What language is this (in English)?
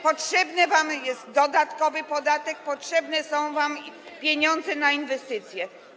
Polish